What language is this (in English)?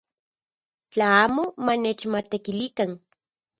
Central Puebla Nahuatl